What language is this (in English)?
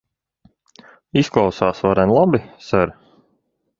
Latvian